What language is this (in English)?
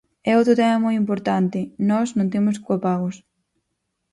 Galician